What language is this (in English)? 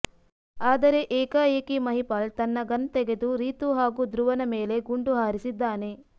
Kannada